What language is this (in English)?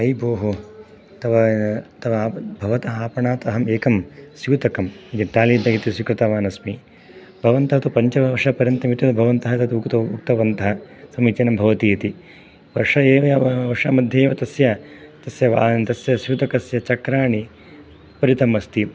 Sanskrit